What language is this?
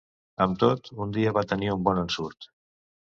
Catalan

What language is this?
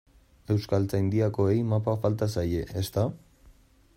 Basque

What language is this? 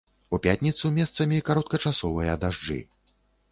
Belarusian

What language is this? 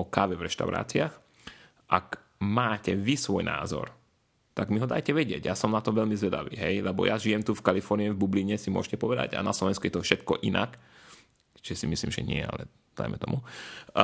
Slovak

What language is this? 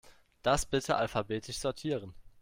German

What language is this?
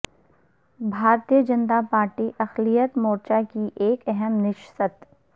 Urdu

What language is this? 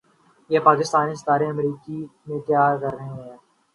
Urdu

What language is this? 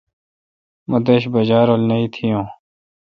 Kalkoti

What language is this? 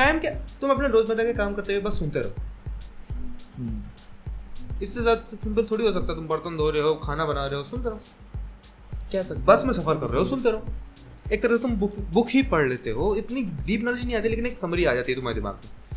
Hindi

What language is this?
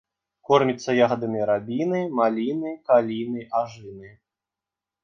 Belarusian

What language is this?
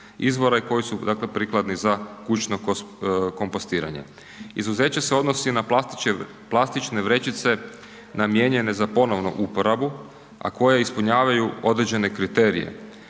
Croatian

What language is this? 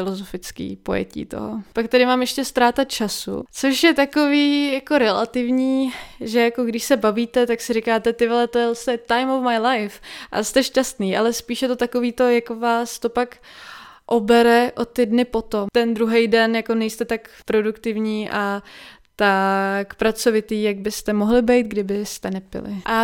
Czech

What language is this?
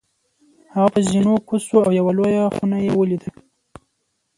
Pashto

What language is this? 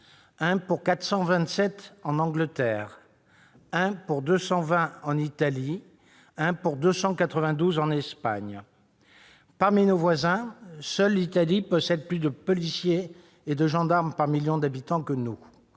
French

